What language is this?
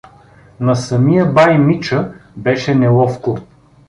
Bulgarian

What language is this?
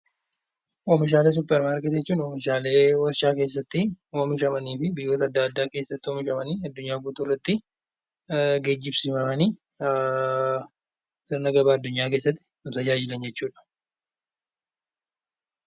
Oromo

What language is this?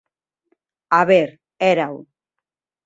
Galician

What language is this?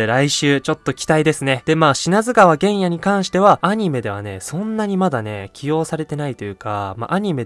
Japanese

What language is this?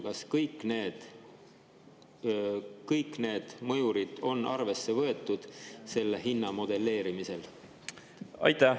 Estonian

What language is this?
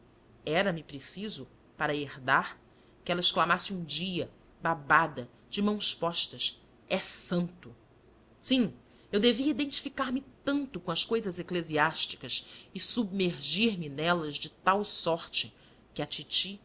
Portuguese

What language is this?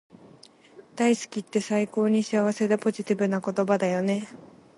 Japanese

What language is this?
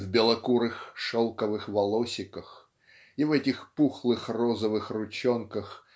Russian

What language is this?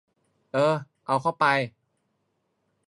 Thai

